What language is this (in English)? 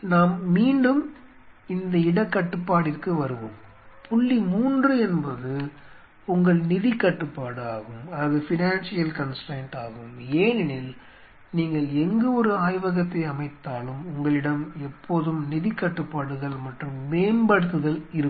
Tamil